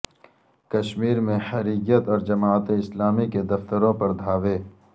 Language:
Urdu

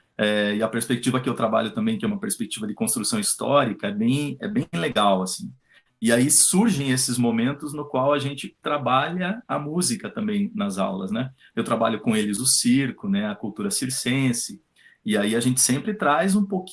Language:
Portuguese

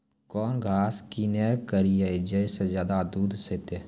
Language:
Maithili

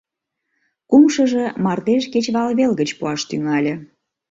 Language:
Mari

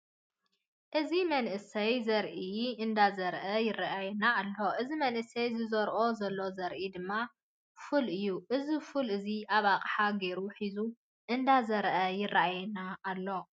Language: Tigrinya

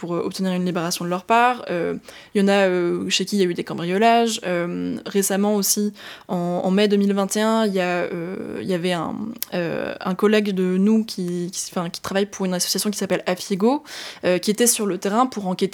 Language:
French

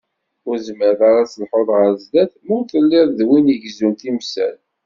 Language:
Kabyle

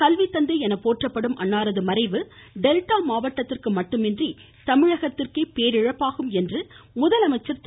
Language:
Tamil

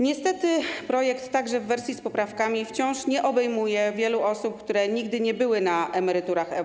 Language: Polish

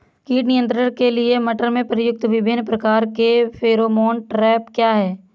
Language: Hindi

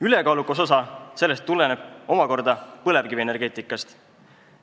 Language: Estonian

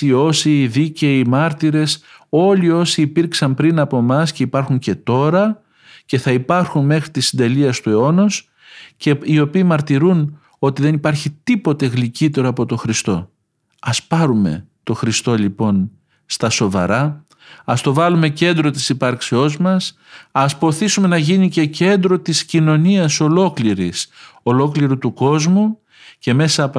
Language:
Greek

